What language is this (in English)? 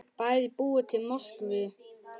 Icelandic